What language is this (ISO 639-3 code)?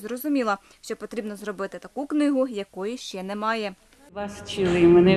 ukr